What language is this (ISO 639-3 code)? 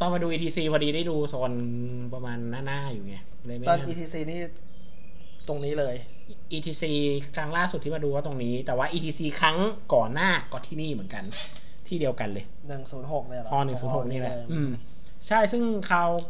tha